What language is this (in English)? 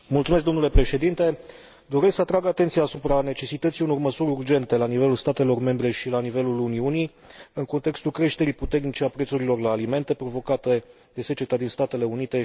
Romanian